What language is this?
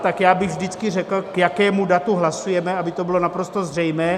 Czech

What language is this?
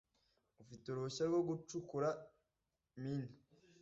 Kinyarwanda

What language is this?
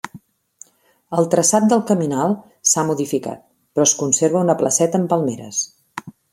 Catalan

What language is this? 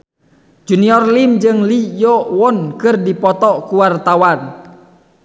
Sundanese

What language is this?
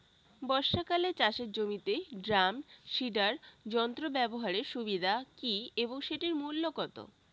Bangla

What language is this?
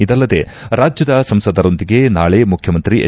Kannada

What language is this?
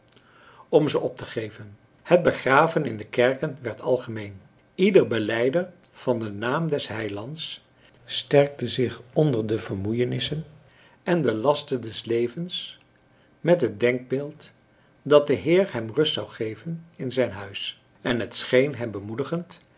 Dutch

